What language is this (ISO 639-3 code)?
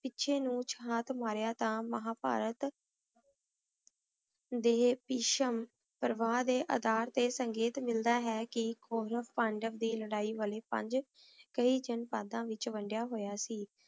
pan